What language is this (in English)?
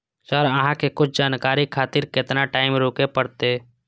Maithili